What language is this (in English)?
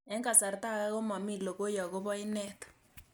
Kalenjin